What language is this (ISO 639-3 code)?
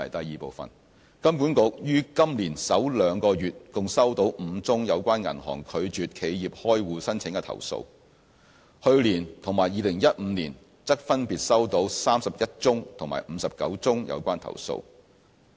yue